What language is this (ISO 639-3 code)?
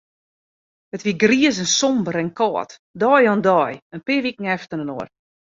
fry